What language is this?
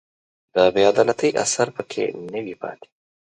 Pashto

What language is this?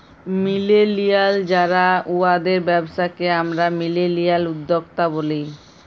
Bangla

